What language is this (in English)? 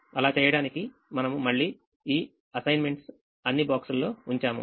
Telugu